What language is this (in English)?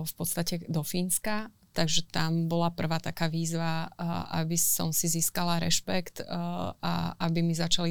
Slovak